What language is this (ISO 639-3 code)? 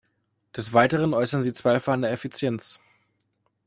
deu